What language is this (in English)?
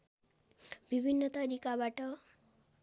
Nepali